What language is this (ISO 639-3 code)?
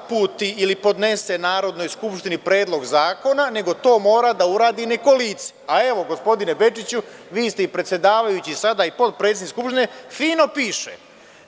srp